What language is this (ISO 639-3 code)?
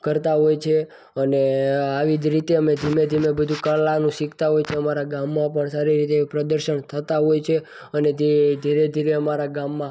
guj